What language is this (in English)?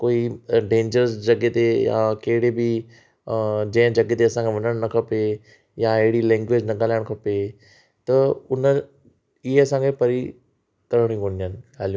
Sindhi